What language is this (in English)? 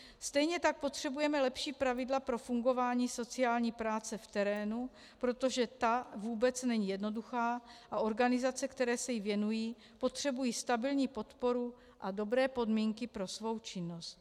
Czech